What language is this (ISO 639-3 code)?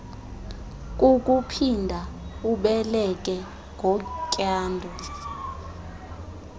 xho